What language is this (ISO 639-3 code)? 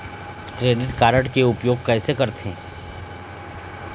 hne